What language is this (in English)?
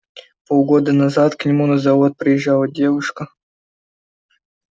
Russian